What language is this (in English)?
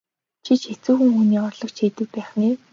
Mongolian